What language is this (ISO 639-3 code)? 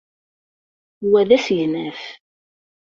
kab